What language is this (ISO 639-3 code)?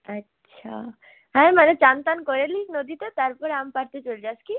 ben